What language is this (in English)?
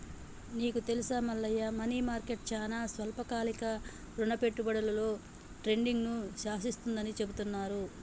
Telugu